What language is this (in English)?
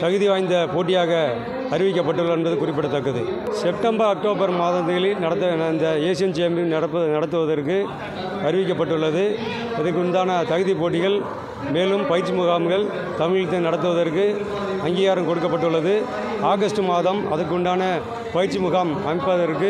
Tamil